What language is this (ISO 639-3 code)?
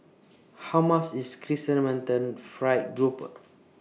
eng